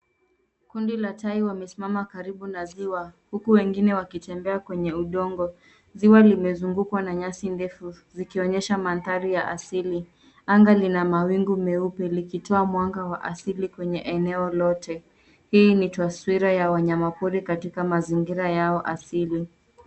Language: Swahili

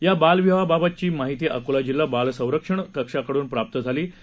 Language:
Marathi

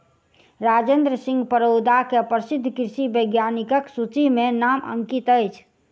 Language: Maithili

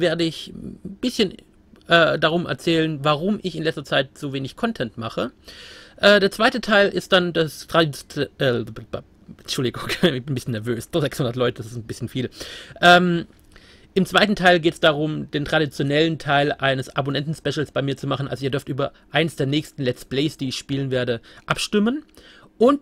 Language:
German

